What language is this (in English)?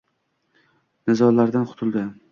Uzbek